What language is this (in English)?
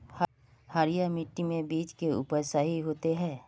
Magahi